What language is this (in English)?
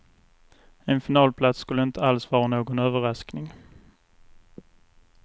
Swedish